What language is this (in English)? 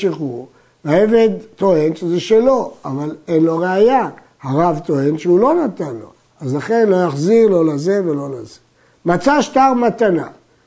Hebrew